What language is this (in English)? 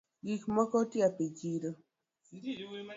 Luo (Kenya and Tanzania)